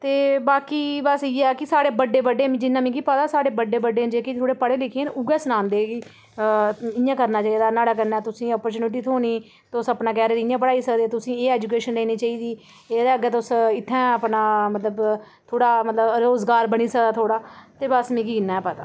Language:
Dogri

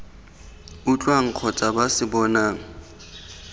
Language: Tswana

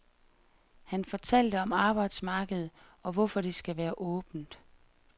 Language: Danish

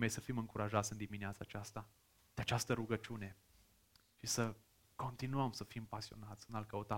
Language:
Romanian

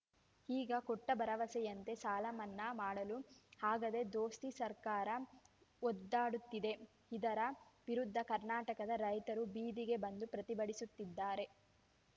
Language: Kannada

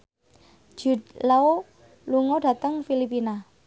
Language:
Javanese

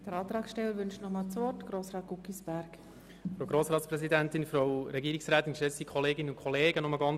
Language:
Swiss German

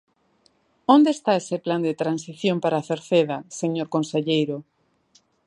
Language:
Galician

